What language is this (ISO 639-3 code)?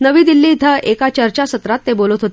mar